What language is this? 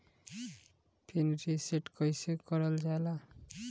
Bhojpuri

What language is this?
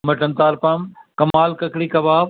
Urdu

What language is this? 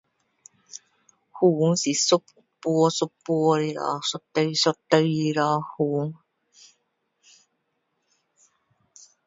Min Dong Chinese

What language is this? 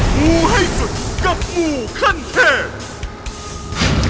Thai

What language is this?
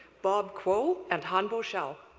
English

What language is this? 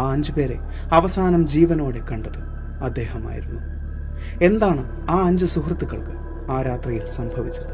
Malayalam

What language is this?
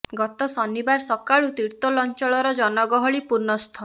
Odia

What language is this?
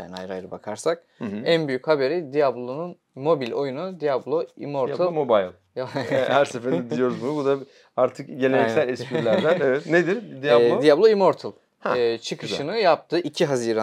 Turkish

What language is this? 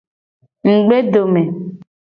Gen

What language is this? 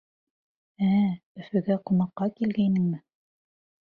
Bashkir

